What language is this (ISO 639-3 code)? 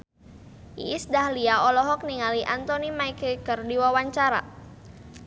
sun